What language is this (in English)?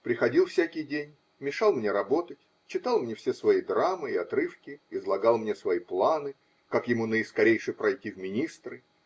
Russian